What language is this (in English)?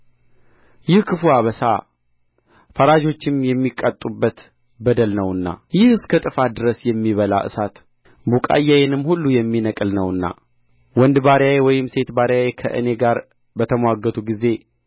Amharic